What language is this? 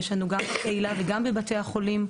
Hebrew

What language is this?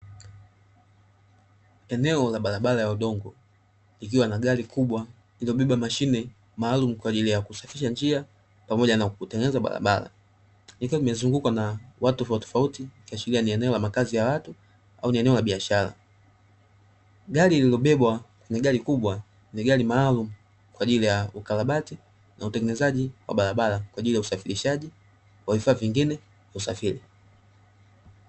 Swahili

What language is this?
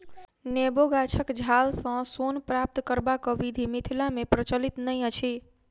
Maithili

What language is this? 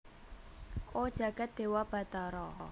Javanese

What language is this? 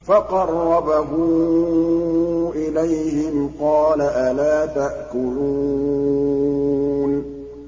Arabic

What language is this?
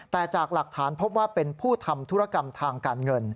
Thai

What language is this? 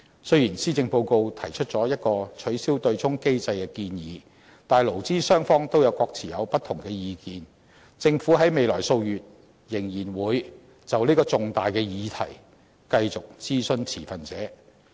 Cantonese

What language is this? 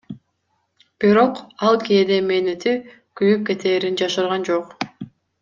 Kyrgyz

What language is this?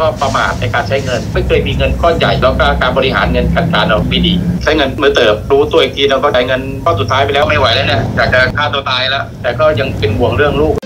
Thai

